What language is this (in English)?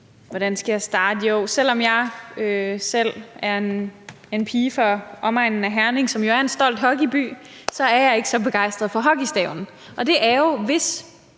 Danish